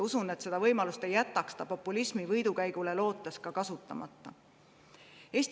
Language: Estonian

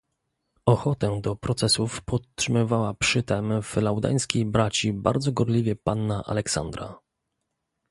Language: Polish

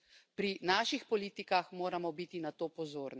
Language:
Slovenian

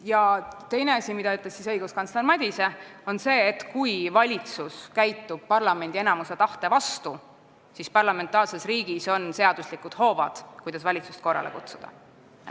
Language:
Estonian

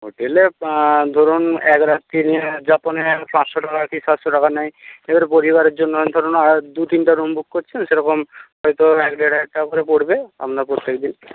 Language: Bangla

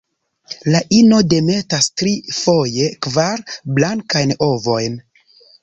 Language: Esperanto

